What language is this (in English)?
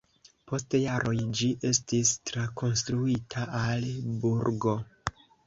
Esperanto